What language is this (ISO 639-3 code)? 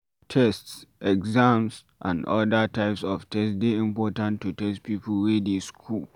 pcm